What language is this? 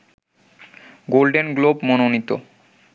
Bangla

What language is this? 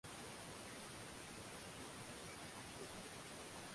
Swahili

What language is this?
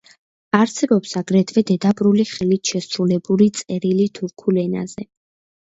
Georgian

